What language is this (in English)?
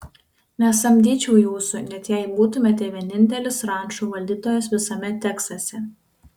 Lithuanian